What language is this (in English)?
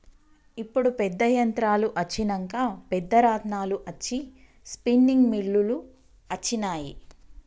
Telugu